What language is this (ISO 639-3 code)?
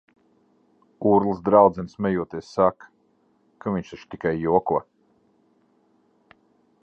lav